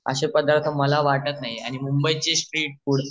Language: Marathi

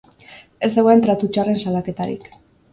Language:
Basque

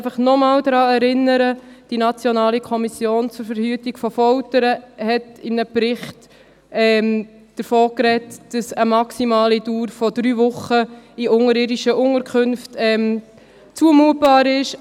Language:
Swiss German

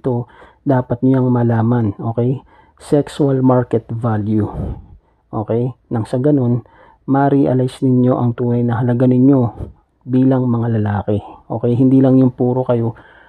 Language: Filipino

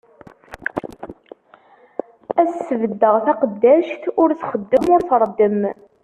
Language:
Kabyle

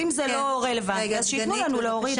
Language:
Hebrew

